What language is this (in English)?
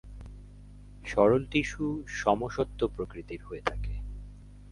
Bangla